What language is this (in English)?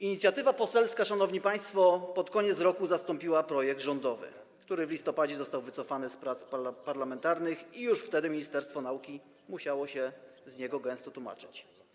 Polish